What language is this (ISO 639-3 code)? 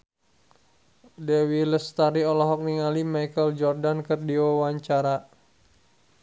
sun